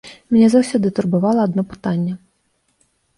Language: Belarusian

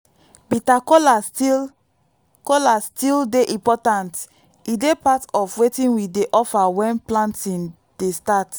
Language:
Nigerian Pidgin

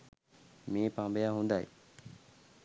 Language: Sinhala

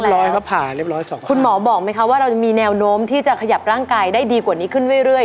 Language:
Thai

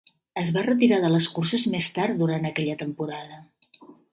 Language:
Catalan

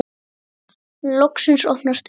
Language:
Icelandic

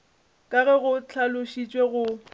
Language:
Northern Sotho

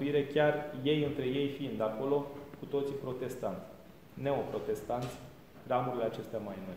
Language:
Romanian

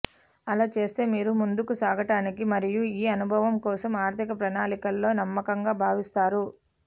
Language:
Telugu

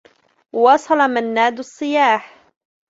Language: Arabic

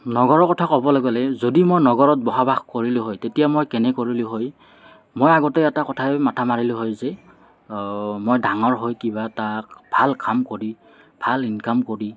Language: Assamese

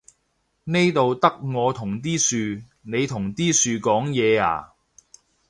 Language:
Cantonese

